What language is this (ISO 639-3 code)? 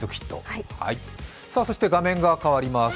jpn